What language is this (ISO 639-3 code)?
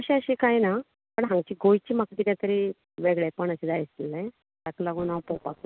kok